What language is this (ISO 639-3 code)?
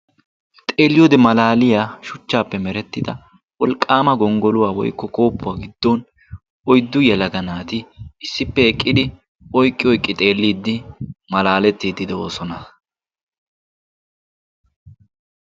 wal